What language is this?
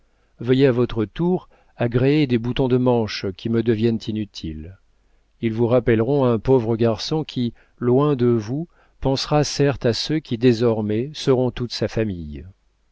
French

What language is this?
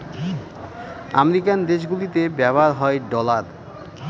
Bangla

